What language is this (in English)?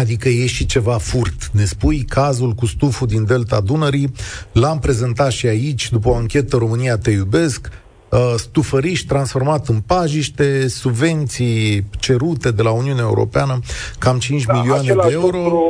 Romanian